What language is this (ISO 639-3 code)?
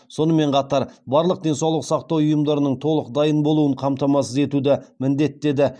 kaz